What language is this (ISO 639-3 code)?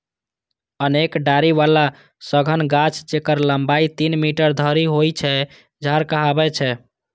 mai